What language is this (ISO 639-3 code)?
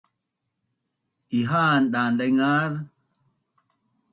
bnn